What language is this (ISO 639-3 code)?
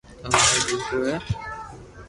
lrk